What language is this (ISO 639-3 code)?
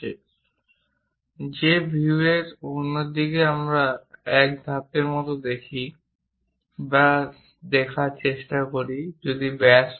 ben